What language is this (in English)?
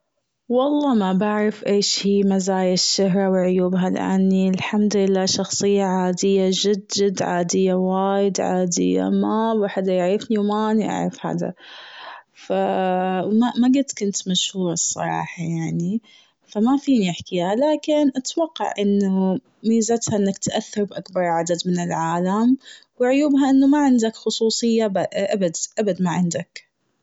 Gulf Arabic